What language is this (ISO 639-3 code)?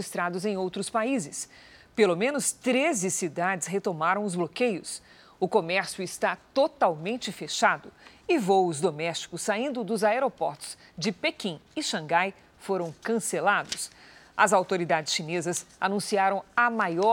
por